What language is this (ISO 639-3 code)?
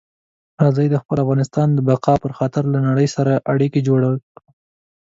pus